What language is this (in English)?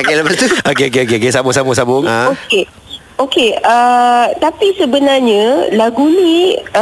Malay